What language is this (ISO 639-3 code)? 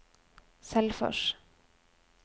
nor